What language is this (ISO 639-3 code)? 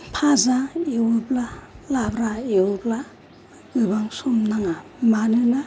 brx